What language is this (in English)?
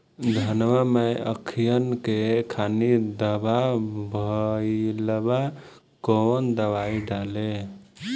Bhojpuri